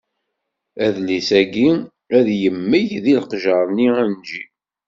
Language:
Kabyle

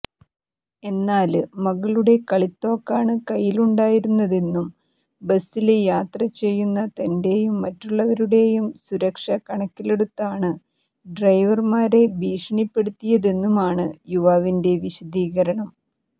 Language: Malayalam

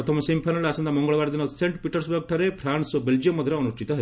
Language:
Odia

